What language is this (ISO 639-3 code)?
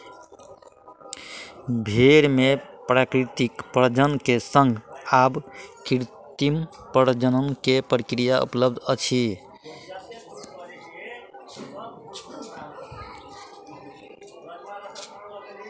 mai